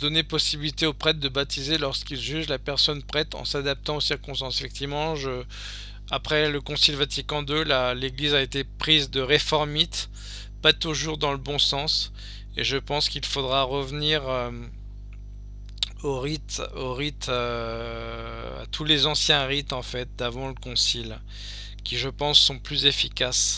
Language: French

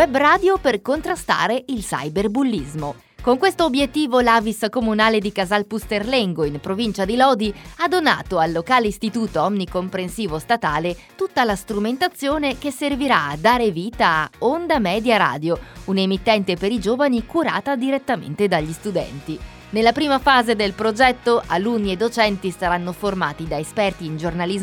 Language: Italian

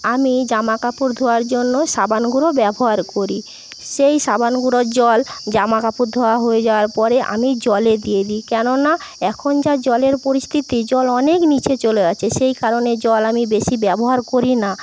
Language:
Bangla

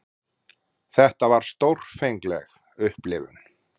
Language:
Icelandic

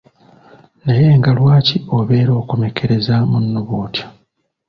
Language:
Ganda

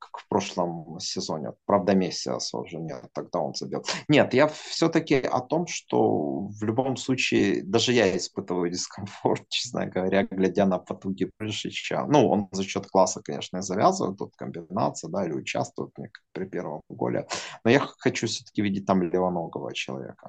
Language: Russian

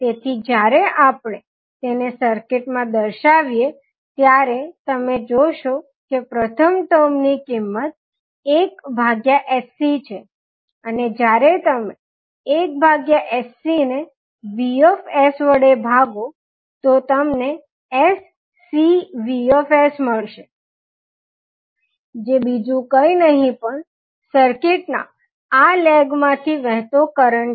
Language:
Gujarati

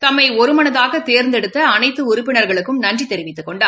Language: Tamil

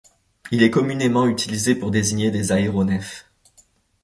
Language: French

